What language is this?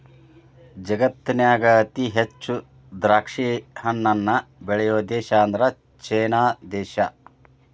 Kannada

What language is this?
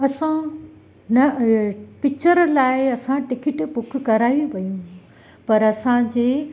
Sindhi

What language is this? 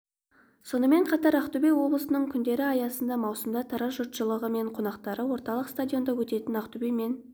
Kazakh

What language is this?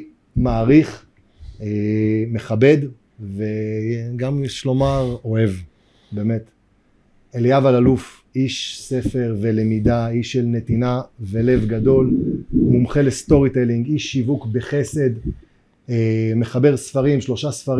Hebrew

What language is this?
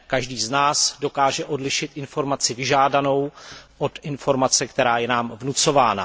Czech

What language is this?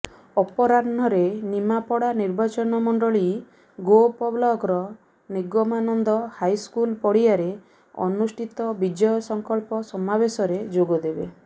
Odia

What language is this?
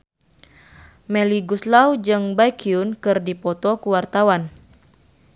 Sundanese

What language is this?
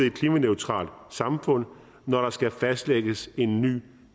Danish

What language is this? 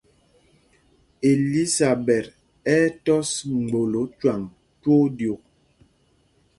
Mpumpong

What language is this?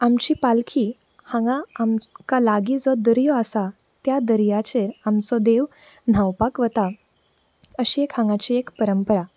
Konkani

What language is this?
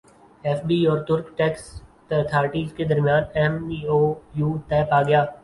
Urdu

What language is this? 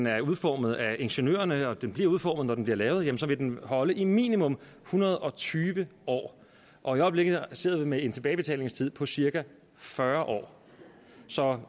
Danish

